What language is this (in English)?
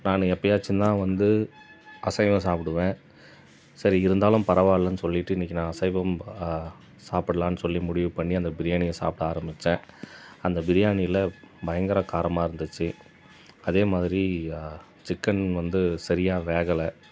Tamil